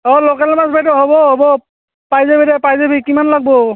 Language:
Assamese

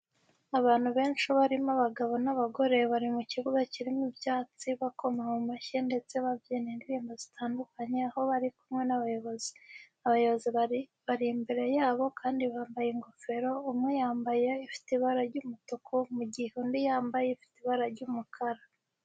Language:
Kinyarwanda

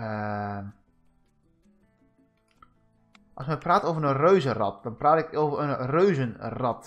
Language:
Dutch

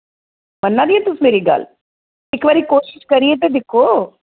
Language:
Dogri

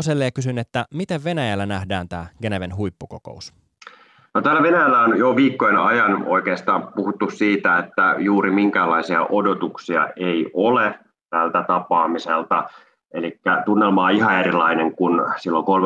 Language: Finnish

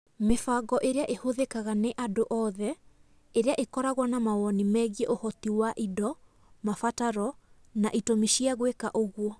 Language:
Kikuyu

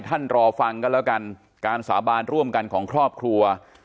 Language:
Thai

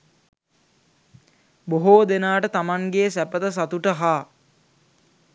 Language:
Sinhala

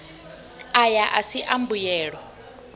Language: Venda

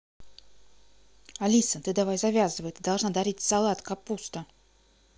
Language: Russian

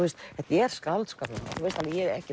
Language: Icelandic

